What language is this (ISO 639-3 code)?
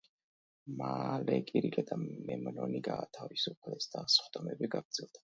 kat